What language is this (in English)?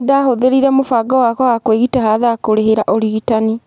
Kikuyu